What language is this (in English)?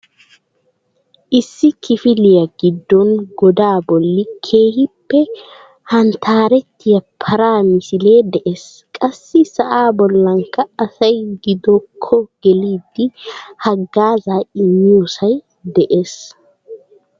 Wolaytta